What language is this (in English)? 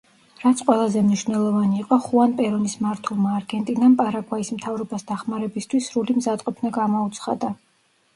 Georgian